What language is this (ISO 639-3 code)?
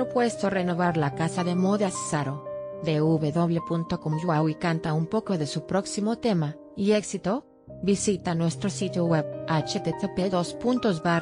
spa